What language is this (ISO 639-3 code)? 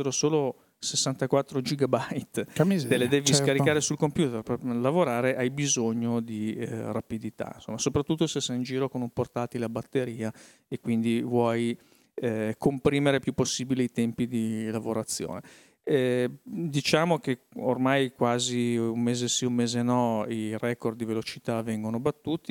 ita